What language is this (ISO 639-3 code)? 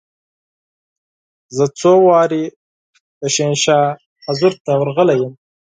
pus